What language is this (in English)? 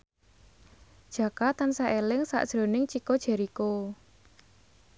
Javanese